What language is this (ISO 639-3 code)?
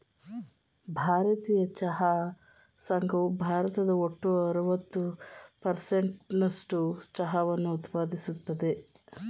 kan